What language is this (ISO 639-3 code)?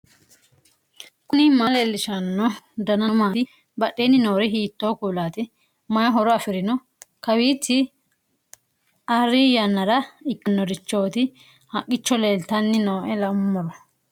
sid